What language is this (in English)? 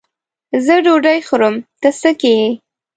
Pashto